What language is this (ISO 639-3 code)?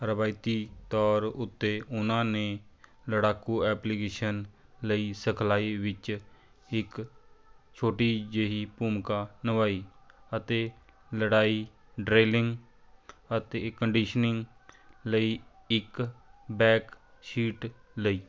pan